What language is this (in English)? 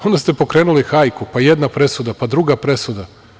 Serbian